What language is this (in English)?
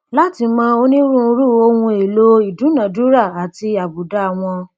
Yoruba